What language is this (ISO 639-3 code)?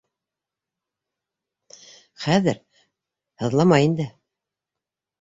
bak